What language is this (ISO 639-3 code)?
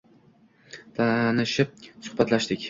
uzb